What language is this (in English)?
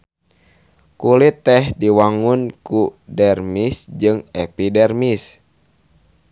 Sundanese